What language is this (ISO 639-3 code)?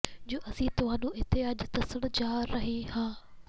pan